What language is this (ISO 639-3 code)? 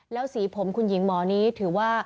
tha